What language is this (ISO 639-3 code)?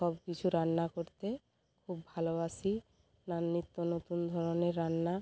ben